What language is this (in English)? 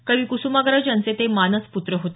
Marathi